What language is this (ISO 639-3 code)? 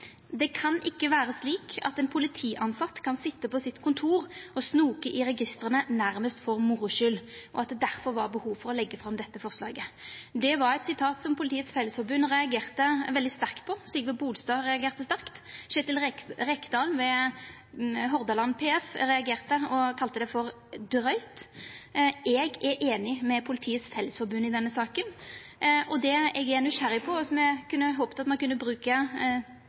nno